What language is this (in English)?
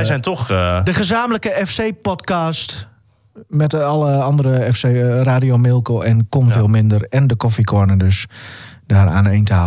Dutch